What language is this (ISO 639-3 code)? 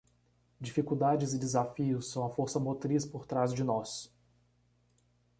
por